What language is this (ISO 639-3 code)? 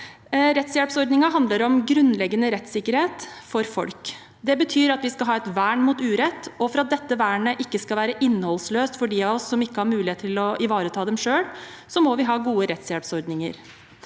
nor